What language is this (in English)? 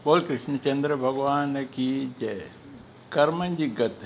Sindhi